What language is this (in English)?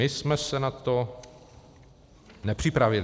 Czech